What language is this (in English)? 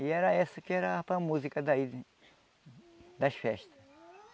Portuguese